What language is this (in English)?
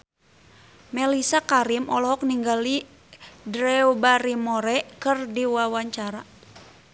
Sundanese